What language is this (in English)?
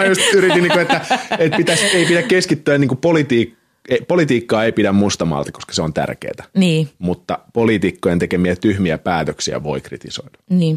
Finnish